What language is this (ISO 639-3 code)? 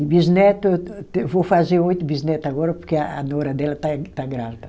por